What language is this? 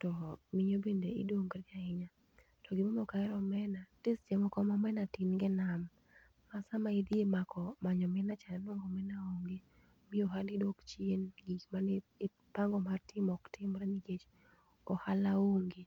Luo (Kenya and Tanzania)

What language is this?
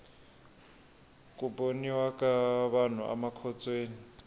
Tsonga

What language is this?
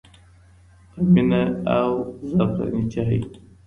Pashto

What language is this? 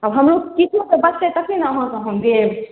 Maithili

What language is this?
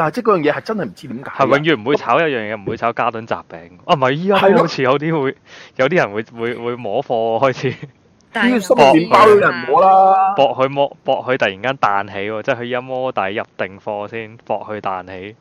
Chinese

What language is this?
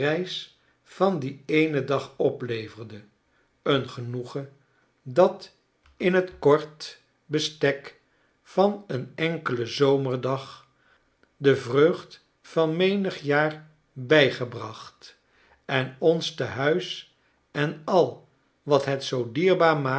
Dutch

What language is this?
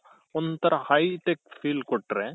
Kannada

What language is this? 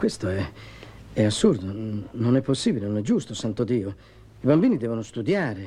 Italian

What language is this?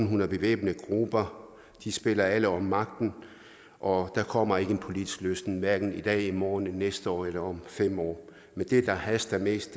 Danish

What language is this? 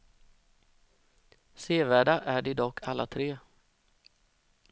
Swedish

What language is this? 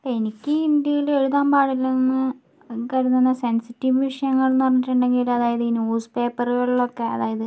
Malayalam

